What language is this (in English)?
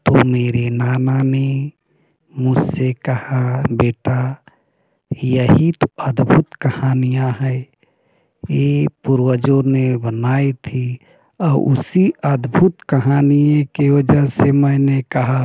Hindi